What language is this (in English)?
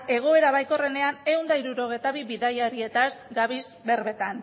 Basque